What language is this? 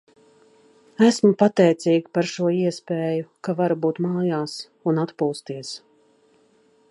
Latvian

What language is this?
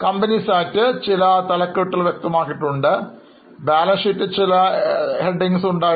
Malayalam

